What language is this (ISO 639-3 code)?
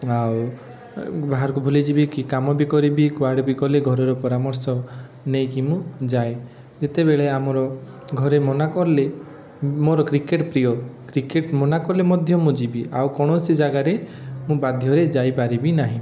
ori